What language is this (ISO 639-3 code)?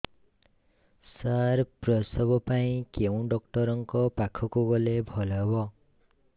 ori